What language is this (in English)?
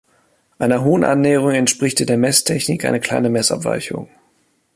German